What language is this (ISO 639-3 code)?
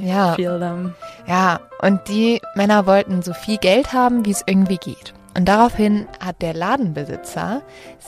deu